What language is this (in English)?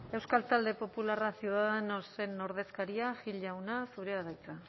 Basque